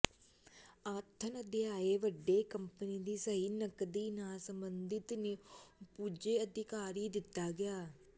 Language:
Punjabi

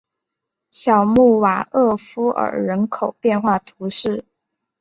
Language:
Chinese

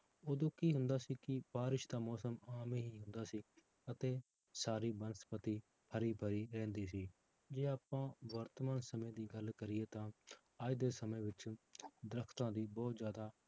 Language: Punjabi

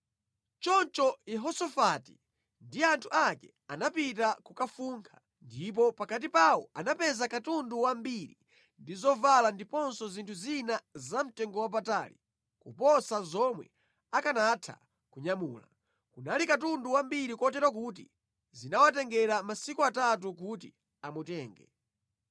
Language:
Nyanja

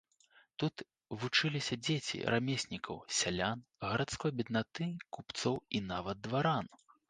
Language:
Belarusian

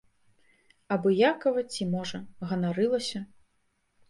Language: Belarusian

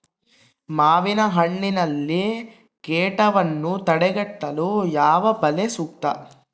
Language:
Kannada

